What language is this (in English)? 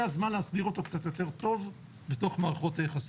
Hebrew